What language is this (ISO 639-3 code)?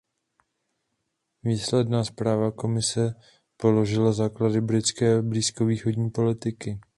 ces